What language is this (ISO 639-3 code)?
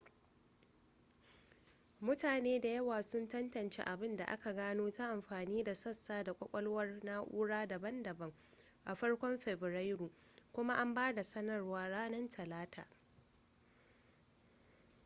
hau